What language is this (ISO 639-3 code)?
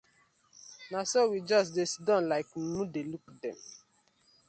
pcm